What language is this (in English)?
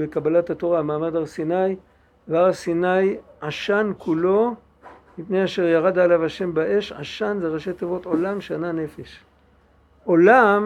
Hebrew